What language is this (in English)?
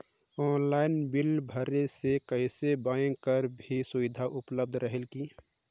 Chhattisgarhi